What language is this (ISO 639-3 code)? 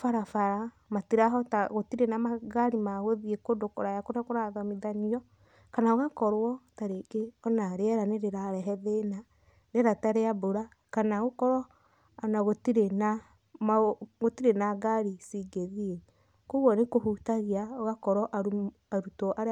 kik